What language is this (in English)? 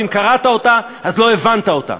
Hebrew